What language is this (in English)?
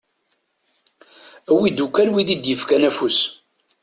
Kabyle